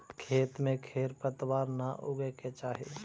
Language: Magahi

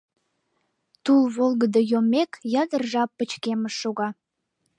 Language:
Mari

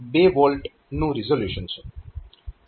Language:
Gujarati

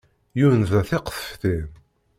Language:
Kabyle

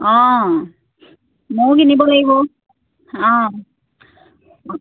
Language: Assamese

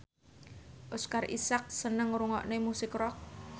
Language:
Javanese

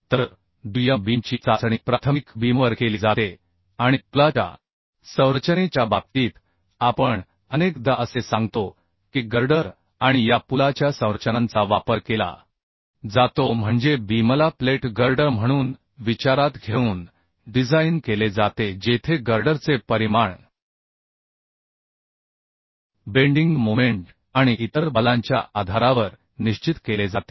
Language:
Marathi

